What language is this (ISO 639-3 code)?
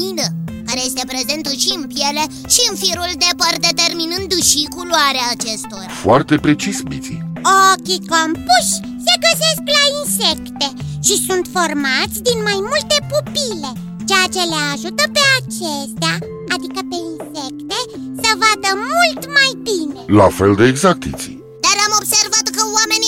ron